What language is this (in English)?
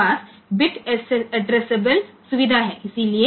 Gujarati